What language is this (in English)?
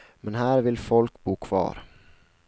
Swedish